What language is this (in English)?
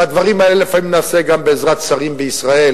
Hebrew